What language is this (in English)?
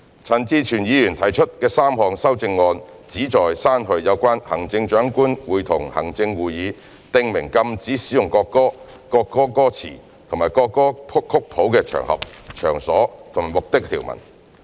Cantonese